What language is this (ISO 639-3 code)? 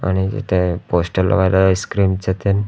mar